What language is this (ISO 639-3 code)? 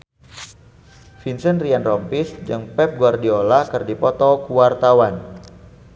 sun